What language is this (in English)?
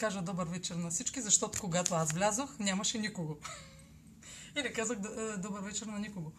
Bulgarian